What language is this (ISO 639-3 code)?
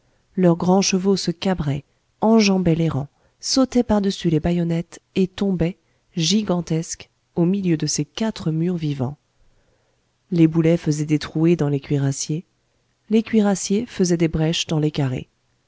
fra